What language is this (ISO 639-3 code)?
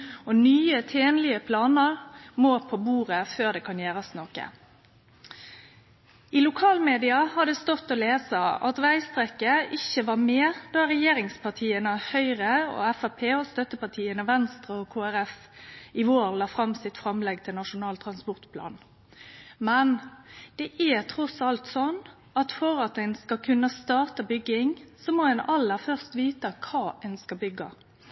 nno